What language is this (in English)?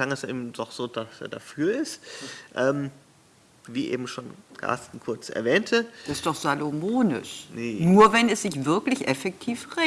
German